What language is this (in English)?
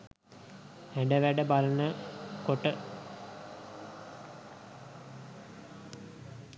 Sinhala